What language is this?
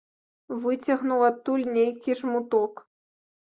Belarusian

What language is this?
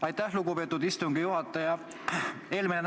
Estonian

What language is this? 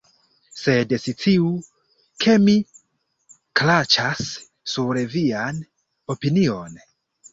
Esperanto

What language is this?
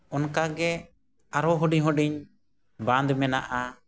Santali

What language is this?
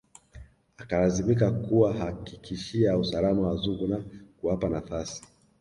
Swahili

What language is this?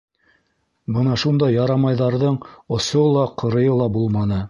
Bashkir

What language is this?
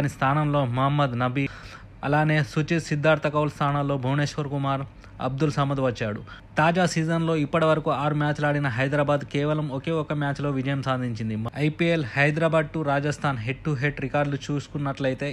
Telugu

